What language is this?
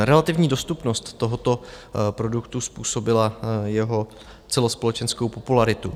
Czech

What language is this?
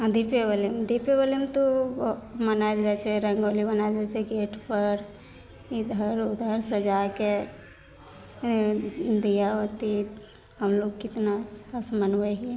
Maithili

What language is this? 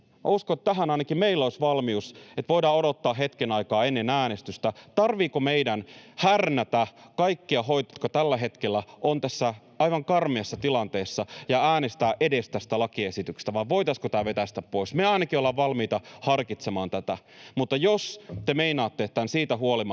Finnish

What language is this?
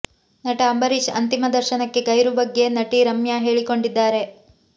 Kannada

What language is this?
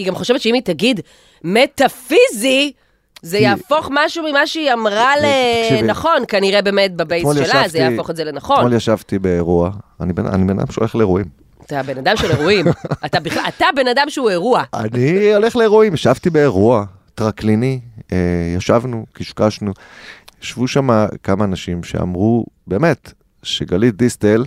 Hebrew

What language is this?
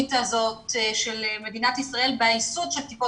Hebrew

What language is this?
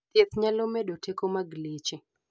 Luo (Kenya and Tanzania)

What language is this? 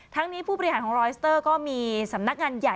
Thai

